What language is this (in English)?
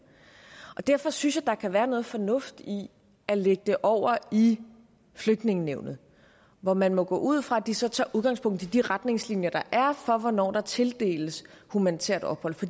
Danish